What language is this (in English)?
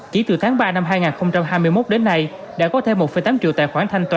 Vietnamese